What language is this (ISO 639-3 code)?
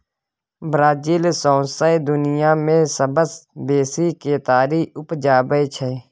mai